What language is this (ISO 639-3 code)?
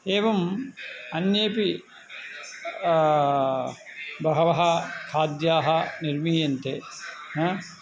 san